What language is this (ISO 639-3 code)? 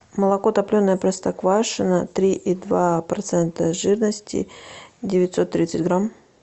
rus